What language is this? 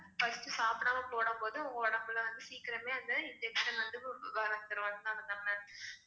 Tamil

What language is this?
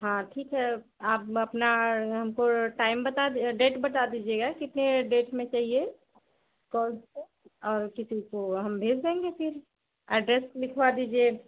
Hindi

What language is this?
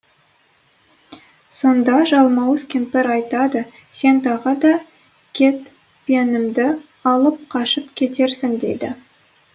Kazakh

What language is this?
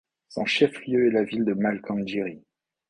French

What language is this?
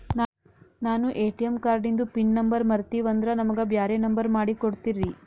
Kannada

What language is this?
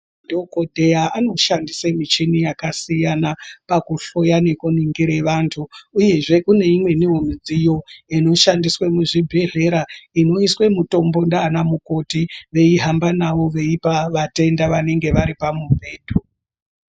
Ndau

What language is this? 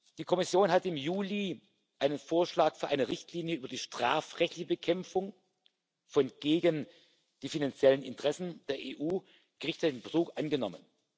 German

